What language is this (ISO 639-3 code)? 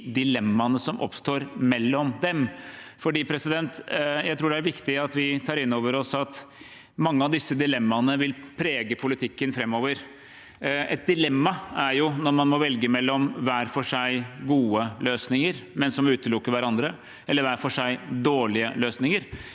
nor